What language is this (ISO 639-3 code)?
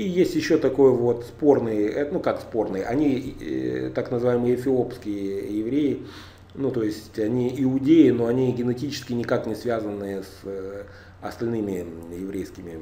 rus